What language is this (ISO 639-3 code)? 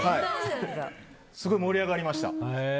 jpn